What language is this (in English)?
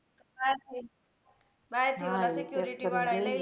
Gujarati